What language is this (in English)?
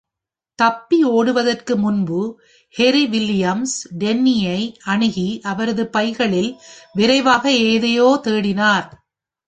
Tamil